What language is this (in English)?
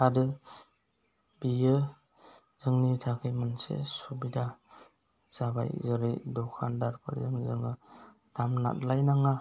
Bodo